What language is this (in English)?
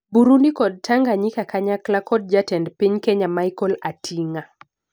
Luo (Kenya and Tanzania)